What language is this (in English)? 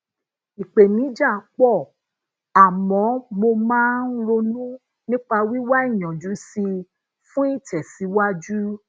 Yoruba